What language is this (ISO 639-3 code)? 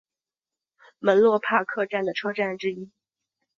zho